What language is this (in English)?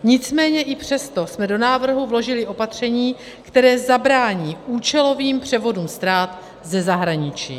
Czech